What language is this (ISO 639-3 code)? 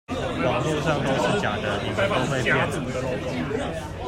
zho